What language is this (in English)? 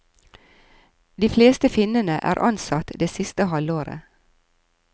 Norwegian